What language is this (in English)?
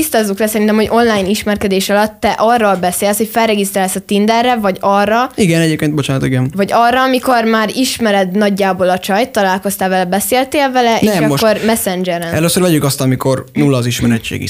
Hungarian